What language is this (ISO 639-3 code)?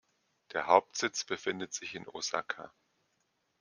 deu